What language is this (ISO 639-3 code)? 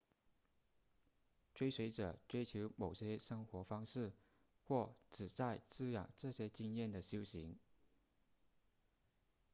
zho